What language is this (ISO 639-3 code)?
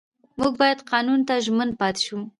pus